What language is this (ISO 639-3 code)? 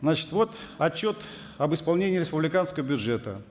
kaz